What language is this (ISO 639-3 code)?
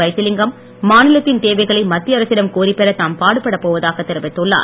tam